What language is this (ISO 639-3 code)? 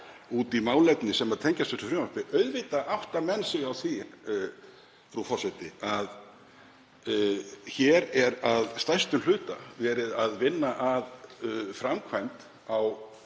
isl